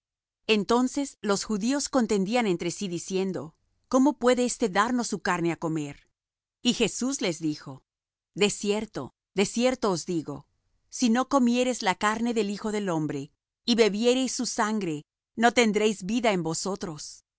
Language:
Spanish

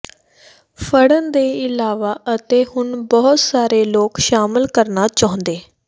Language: Punjabi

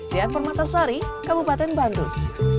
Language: Indonesian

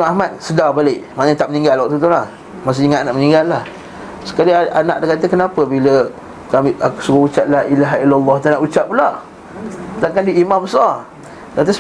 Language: Malay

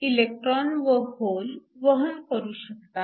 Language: Marathi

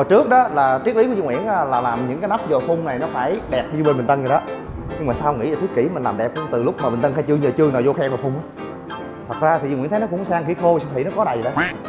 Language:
Vietnamese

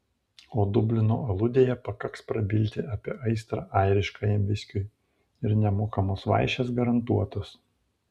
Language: Lithuanian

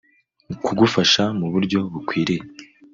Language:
Kinyarwanda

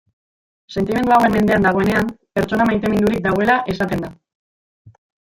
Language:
Basque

